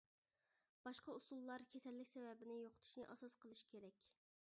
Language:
Uyghur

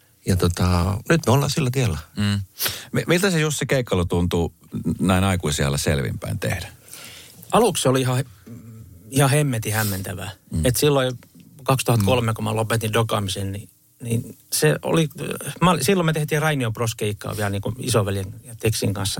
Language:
Finnish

